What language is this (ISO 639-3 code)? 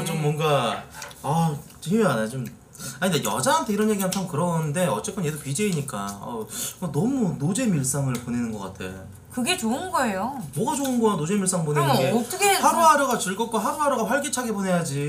kor